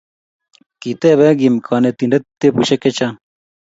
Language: Kalenjin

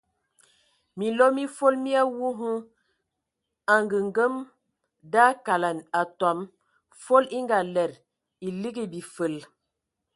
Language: Ewondo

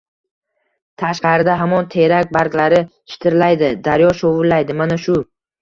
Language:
Uzbek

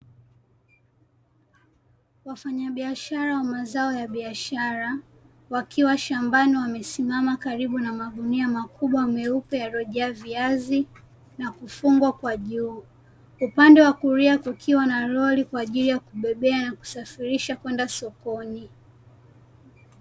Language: Swahili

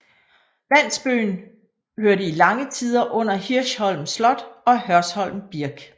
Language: Danish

